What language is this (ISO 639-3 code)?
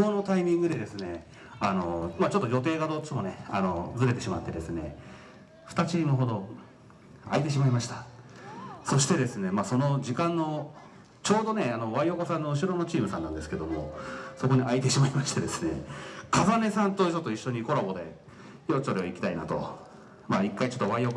jpn